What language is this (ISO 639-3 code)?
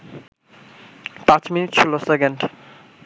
ben